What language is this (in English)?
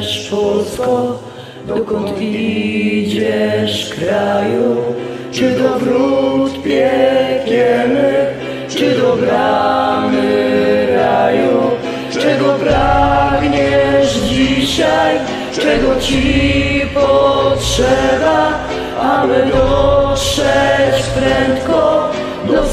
Polish